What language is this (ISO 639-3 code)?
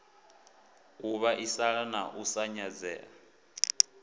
ven